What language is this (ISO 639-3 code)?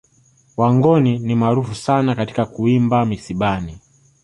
swa